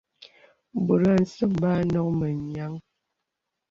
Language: Bebele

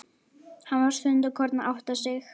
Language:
Icelandic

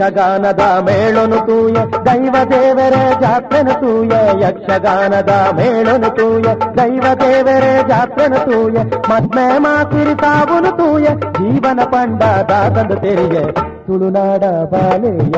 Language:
Kannada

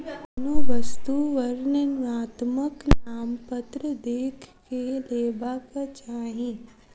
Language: Maithili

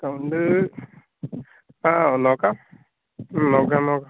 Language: Malayalam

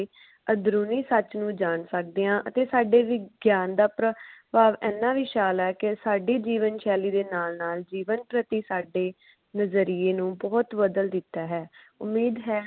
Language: Punjabi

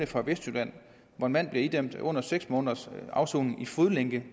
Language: Danish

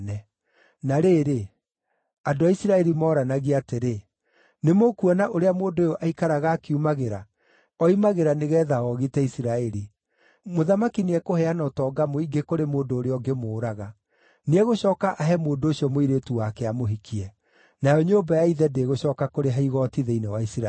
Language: Kikuyu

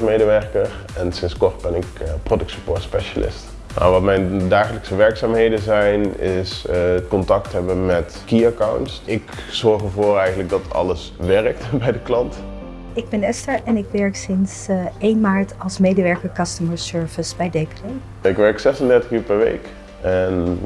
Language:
Dutch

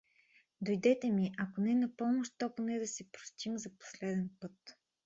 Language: Bulgarian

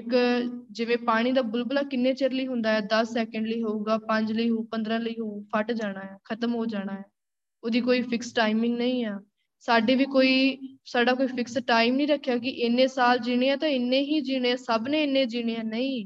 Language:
Punjabi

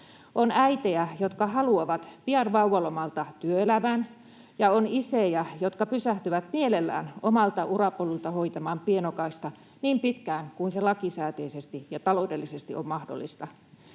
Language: Finnish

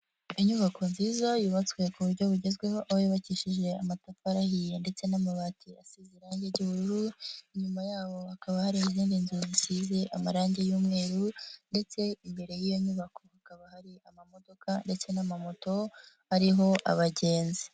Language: Kinyarwanda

